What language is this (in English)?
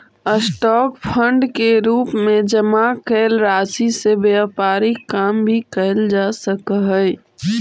Magahi